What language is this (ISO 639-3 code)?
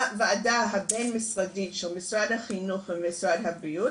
heb